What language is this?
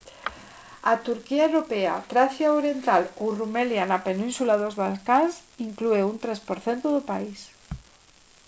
Galician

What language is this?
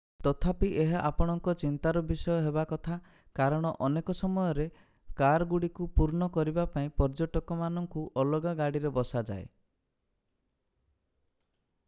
Odia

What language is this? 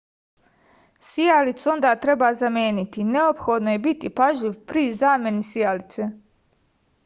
Serbian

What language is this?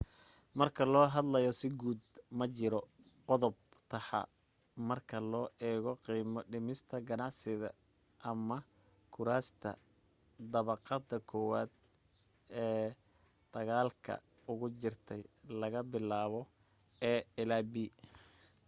Somali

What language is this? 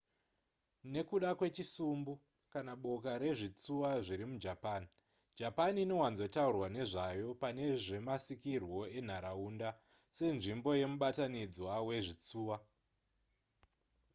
Shona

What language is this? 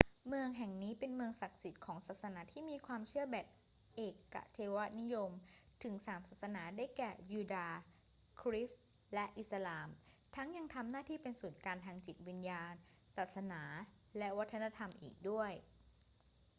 Thai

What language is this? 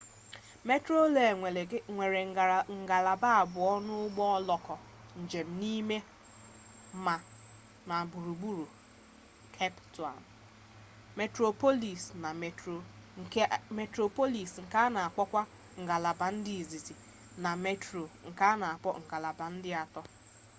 Igbo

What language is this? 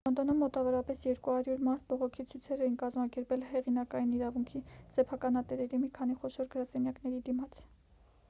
Armenian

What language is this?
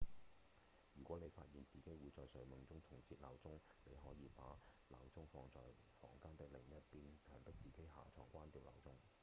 Cantonese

